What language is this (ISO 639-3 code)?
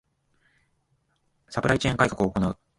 jpn